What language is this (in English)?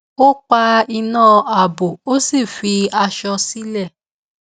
Yoruba